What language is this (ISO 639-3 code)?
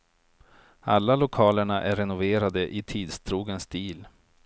swe